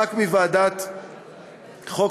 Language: Hebrew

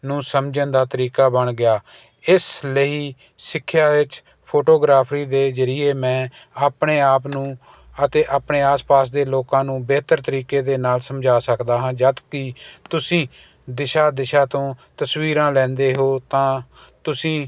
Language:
Punjabi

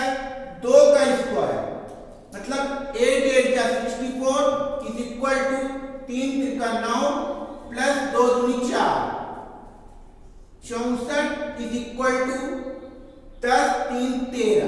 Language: Hindi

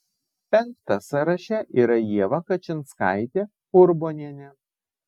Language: Lithuanian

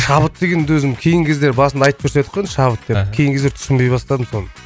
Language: Kazakh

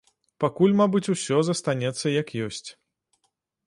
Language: Belarusian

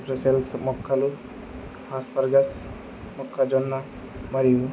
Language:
Telugu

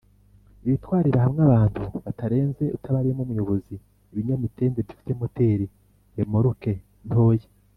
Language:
Kinyarwanda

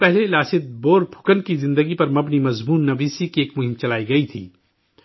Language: Urdu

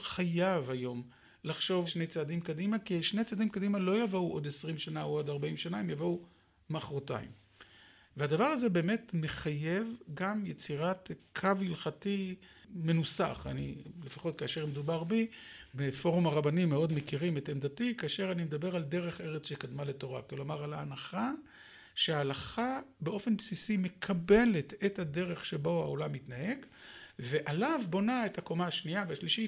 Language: Hebrew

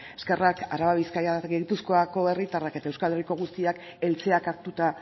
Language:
Basque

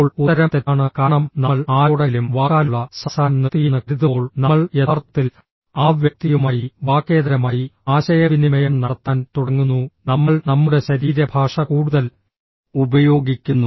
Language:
Malayalam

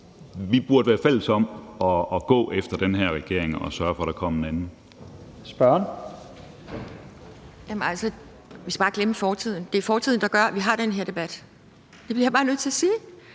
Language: Danish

